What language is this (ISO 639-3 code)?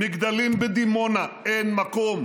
heb